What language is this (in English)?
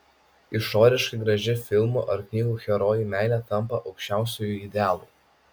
Lithuanian